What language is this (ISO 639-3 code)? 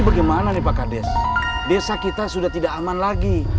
ind